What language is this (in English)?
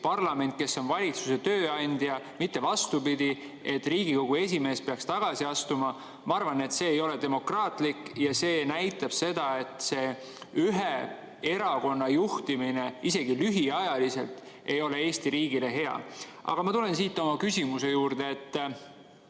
Estonian